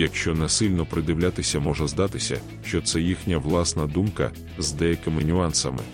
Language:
Ukrainian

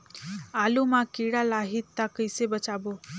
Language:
Chhattisgarhi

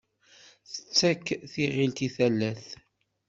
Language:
Kabyle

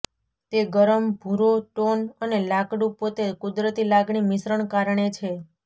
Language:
Gujarati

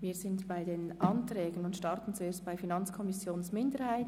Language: Swiss German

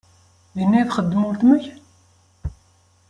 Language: Kabyle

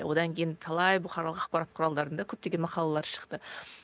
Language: Kazakh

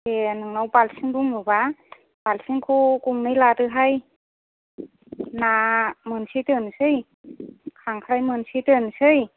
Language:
Bodo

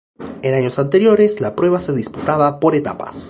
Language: Spanish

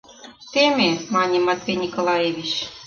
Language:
Mari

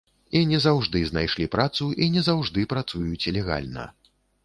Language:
Belarusian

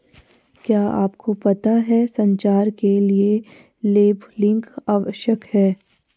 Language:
Hindi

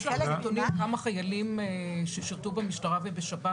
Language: Hebrew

